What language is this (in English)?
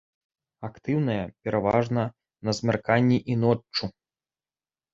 Belarusian